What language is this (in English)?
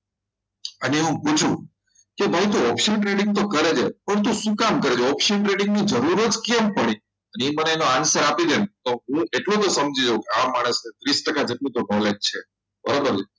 Gujarati